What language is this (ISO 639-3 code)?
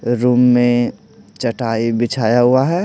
hin